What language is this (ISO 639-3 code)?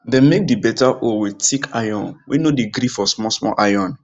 pcm